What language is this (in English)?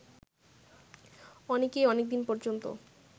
Bangla